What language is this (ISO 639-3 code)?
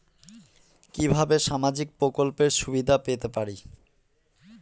ben